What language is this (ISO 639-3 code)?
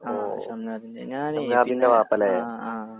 mal